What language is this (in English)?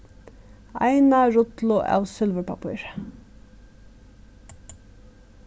Faroese